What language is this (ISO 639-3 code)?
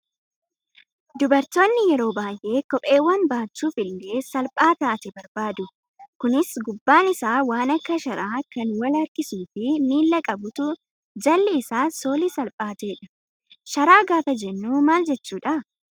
orm